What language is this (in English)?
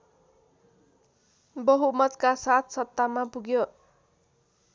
Nepali